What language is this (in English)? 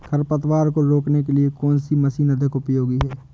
Hindi